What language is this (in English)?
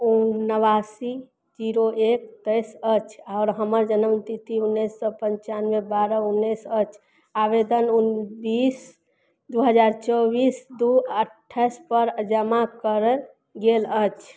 Maithili